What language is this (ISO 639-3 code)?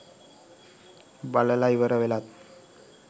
sin